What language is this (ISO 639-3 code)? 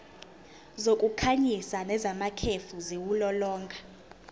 zul